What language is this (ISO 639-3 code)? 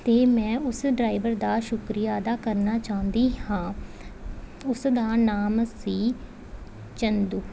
pan